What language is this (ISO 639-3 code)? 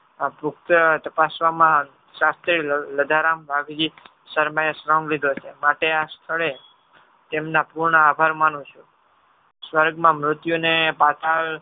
guj